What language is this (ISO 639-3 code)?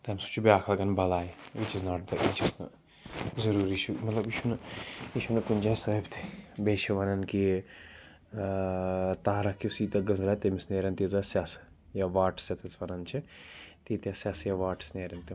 kas